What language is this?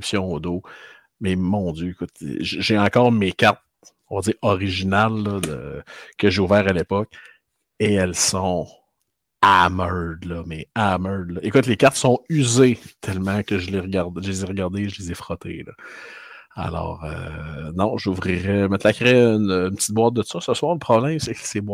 French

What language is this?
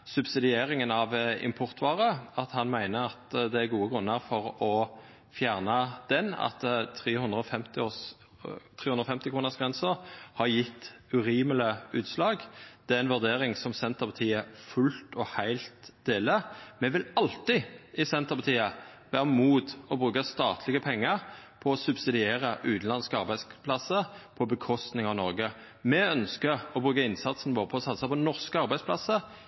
Norwegian Nynorsk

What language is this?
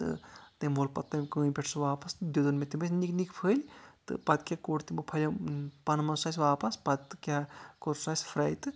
Kashmiri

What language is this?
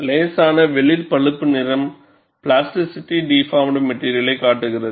Tamil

